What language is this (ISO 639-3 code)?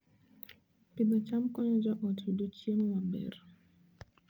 luo